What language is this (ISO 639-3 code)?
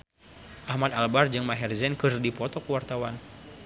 sun